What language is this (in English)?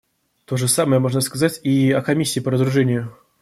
Russian